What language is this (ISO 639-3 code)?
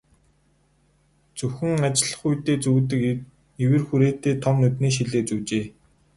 mon